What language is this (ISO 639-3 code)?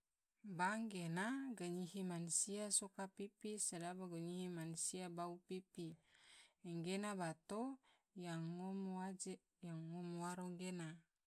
tvo